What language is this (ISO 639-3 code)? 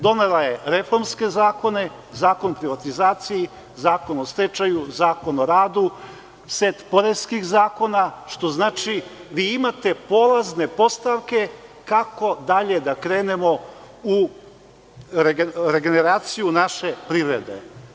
srp